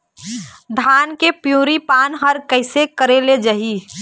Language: Chhattisgarhi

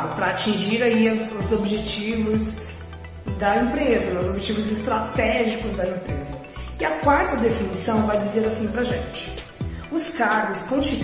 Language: Portuguese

